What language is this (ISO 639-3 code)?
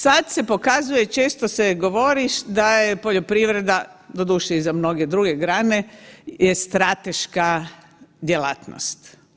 hrv